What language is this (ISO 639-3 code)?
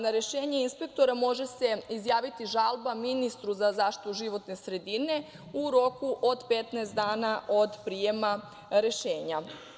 srp